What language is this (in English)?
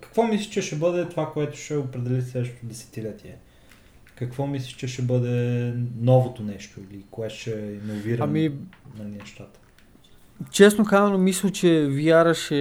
Bulgarian